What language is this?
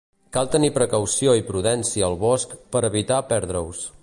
Catalan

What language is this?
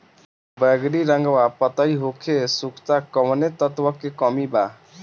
Bhojpuri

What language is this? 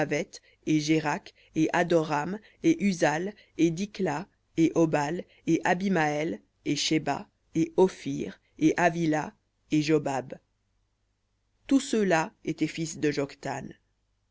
French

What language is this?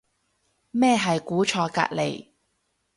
Cantonese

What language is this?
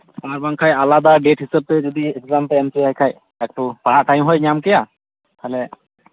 Santali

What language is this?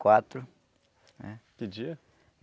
Portuguese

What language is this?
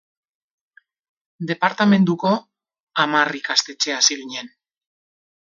Basque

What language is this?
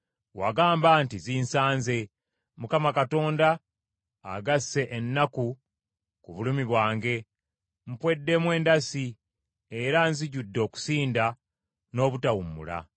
Ganda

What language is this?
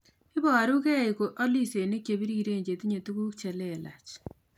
Kalenjin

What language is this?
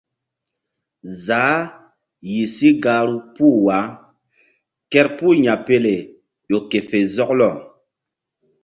Mbum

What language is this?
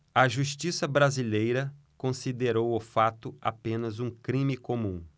Portuguese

